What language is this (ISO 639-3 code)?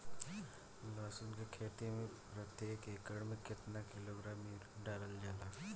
bho